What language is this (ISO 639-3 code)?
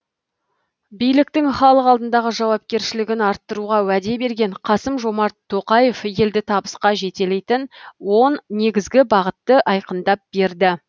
kaz